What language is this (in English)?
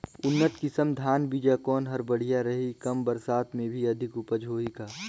Chhattisgarhi